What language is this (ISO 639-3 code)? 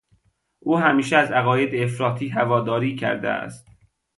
fas